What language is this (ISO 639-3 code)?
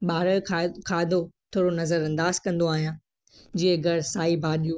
snd